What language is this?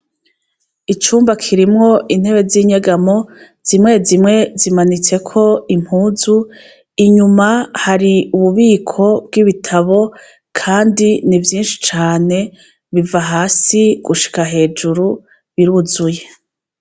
Rundi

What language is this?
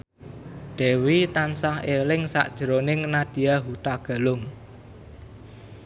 Javanese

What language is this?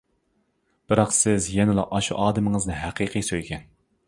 Uyghur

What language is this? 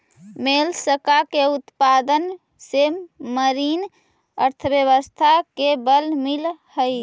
Magahi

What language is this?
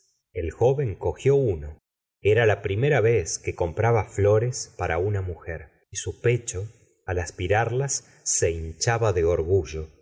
Spanish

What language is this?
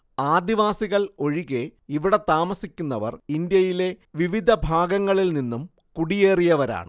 Malayalam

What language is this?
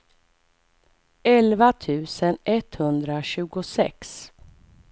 Swedish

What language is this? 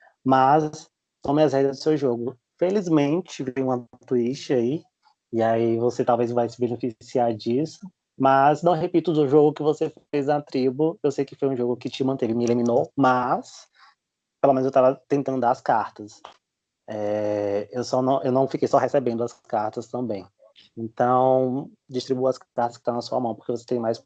Portuguese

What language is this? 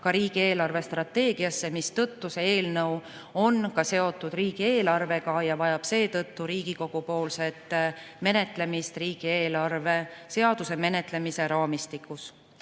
Estonian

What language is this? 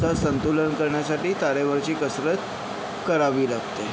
Marathi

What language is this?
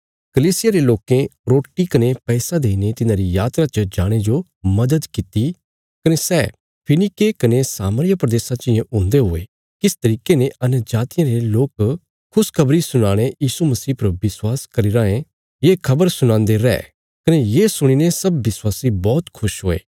Bilaspuri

